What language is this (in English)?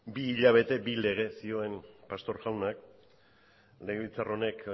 Basque